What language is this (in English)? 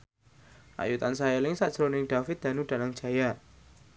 Javanese